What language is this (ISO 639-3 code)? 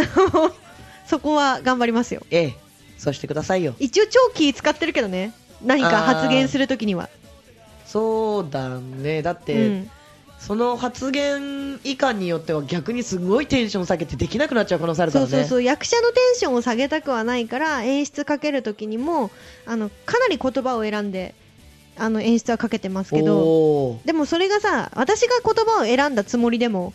jpn